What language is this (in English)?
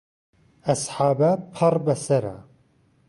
Central Kurdish